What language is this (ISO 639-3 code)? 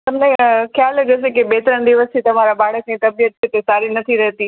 guj